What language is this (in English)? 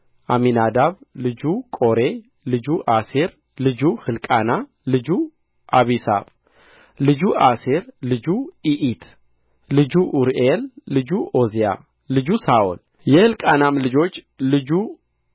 Amharic